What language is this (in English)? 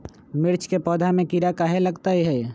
Magahi